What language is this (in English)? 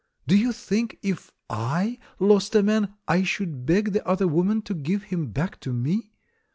English